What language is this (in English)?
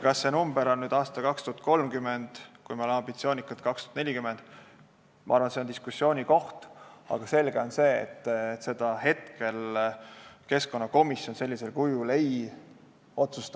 Estonian